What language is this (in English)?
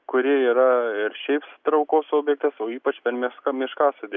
Lithuanian